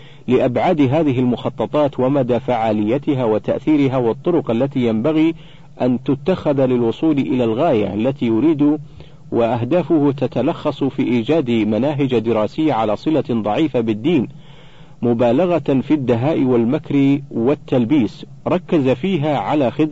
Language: Arabic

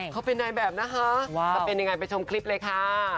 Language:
Thai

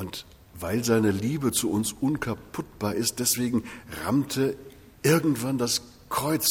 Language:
German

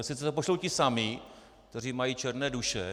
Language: Czech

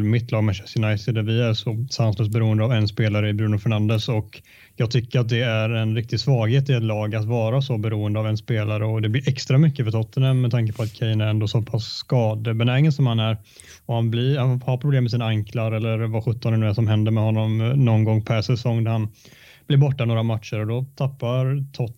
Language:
Swedish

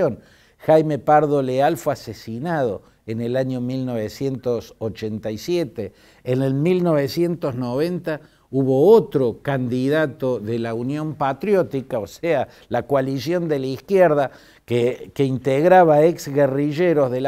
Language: Spanish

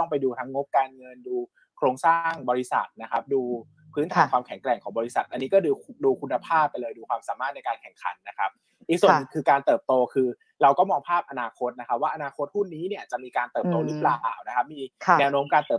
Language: Thai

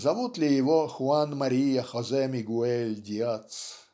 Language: Russian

